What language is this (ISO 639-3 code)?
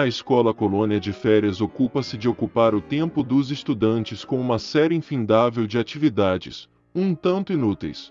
por